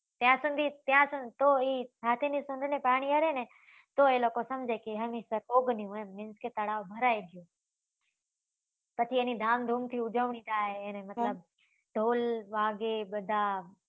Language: Gujarati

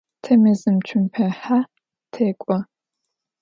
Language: Adyghe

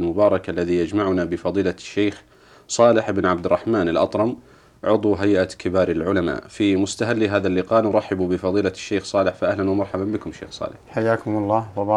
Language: Arabic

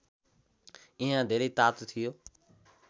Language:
Nepali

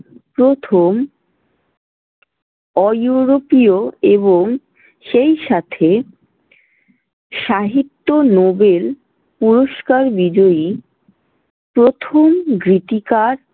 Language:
Bangla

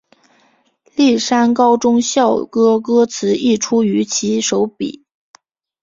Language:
Chinese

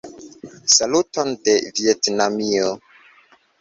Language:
Esperanto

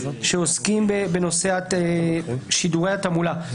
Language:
Hebrew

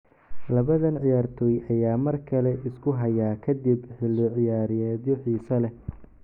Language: Somali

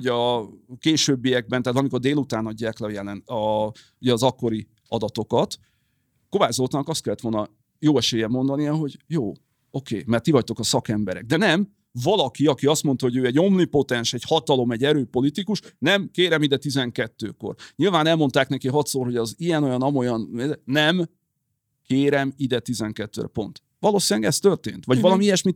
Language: Hungarian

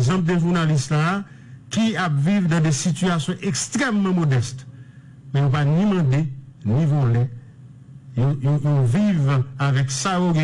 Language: French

